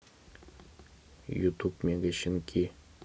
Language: Russian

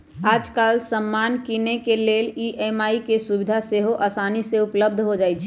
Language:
Magahi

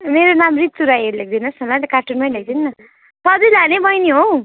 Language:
Nepali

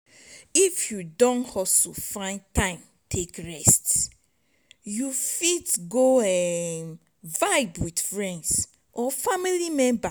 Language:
Nigerian Pidgin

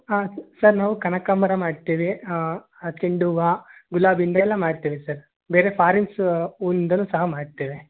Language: Kannada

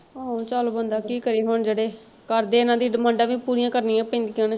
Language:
Punjabi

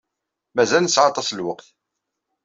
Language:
Kabyle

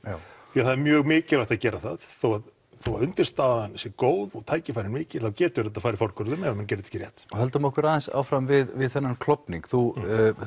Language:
Icelandic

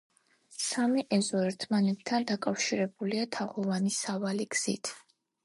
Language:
Georgian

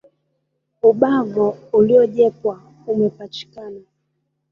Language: Swahili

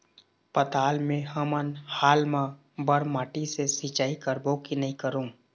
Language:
Chhattisgarhi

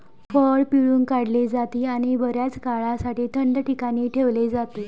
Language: Marathi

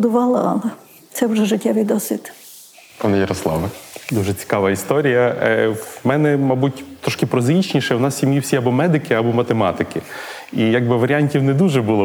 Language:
Ukrainian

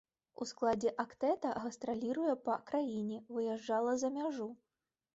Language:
Belarusian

